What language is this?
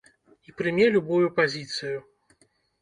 Belarusian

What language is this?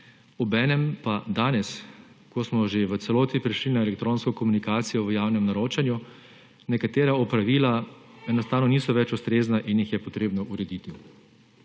Slovenian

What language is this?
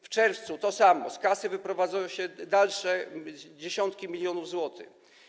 Polish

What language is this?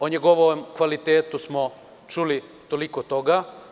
Serbian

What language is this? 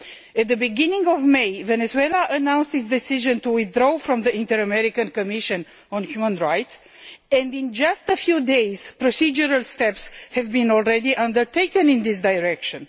English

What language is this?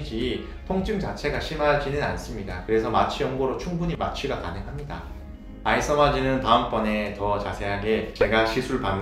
Korean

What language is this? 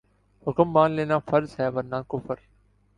Urdu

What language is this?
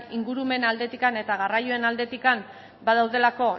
Basque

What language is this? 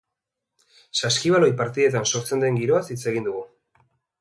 Basque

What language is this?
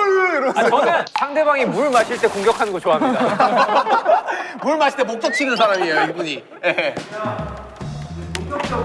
Korean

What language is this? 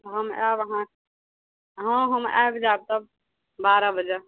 Maithili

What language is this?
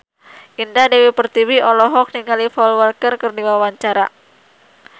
Sundanese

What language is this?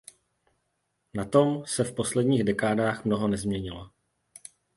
Czech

